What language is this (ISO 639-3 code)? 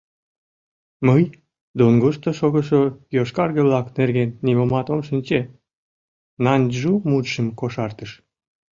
chm